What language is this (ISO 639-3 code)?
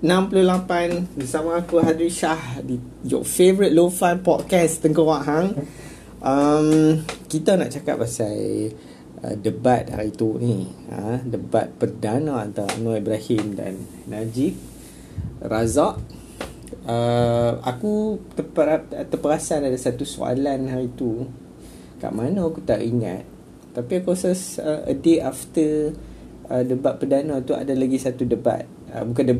msa